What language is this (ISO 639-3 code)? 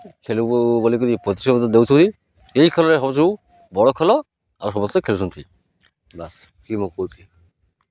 ori